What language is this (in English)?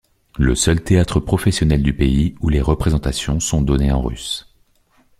French